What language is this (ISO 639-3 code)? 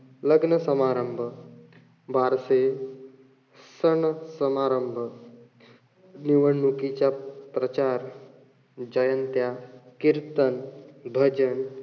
mar